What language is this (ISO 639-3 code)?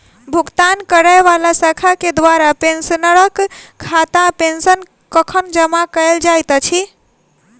mai